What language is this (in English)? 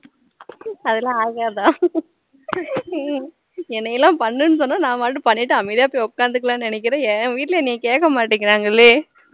Tamil